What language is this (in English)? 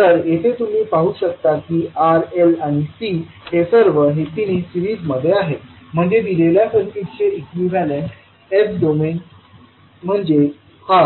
Marathi